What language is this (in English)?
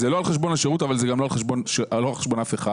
Hebrew